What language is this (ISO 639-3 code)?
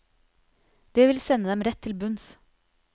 nor